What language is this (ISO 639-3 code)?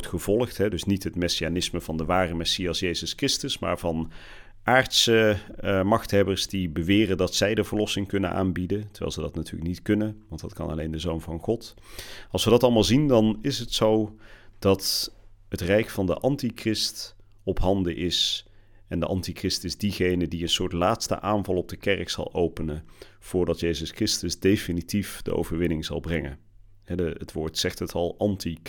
nld